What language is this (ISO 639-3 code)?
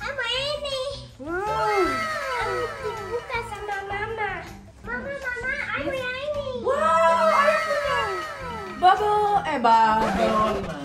ind